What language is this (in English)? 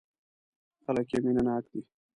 Pashto